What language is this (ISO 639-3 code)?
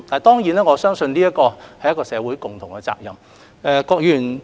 yue